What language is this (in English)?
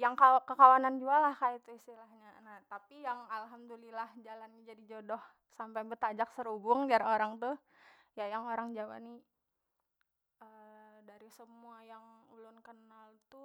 Banjar